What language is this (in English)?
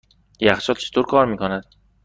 Persian